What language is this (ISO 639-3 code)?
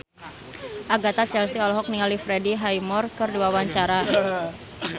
sun